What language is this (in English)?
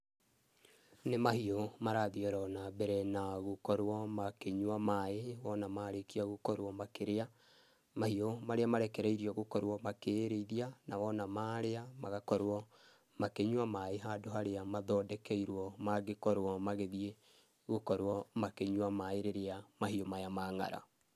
Kikuyu